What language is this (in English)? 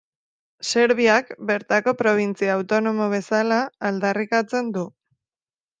Basque